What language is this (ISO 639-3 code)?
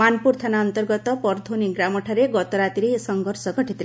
ori